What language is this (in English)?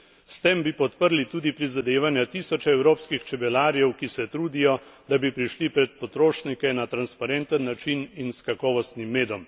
Slovenian